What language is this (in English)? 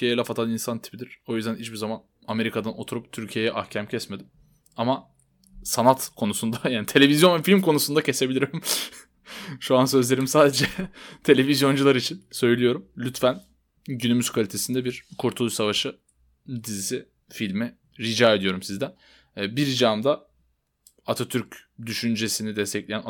Turkish